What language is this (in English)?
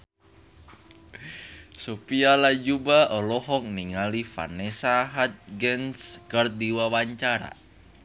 Sundanese